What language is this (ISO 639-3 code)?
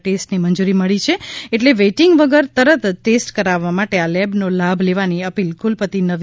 guj